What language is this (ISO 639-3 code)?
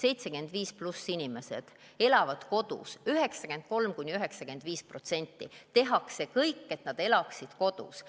est